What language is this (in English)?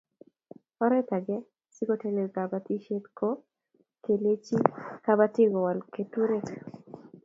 Kalenjin